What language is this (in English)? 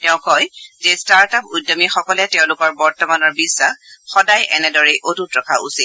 Assamese